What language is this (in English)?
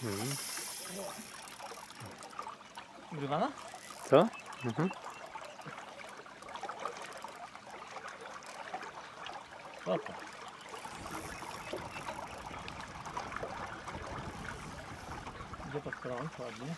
Polish